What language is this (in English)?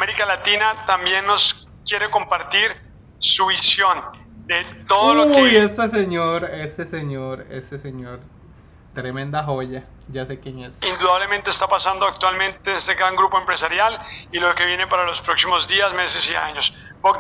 Spanish